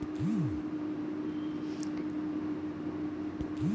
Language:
Magahi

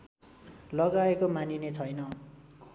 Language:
Nepali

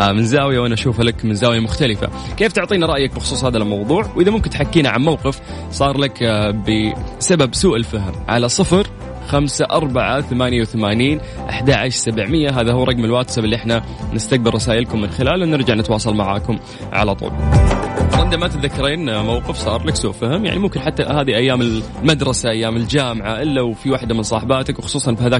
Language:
Arabic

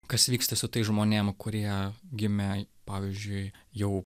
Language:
Lithuanian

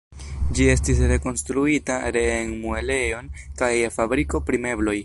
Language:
Esperanto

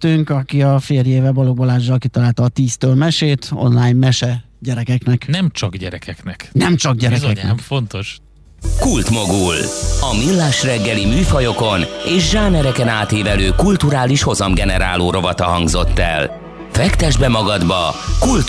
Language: Hungarian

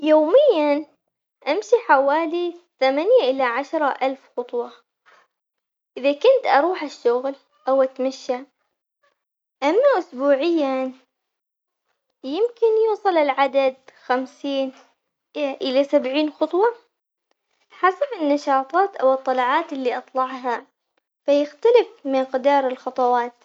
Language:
Omani Arabic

